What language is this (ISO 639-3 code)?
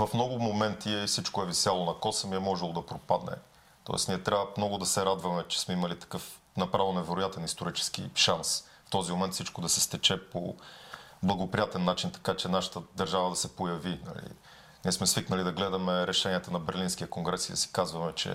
bul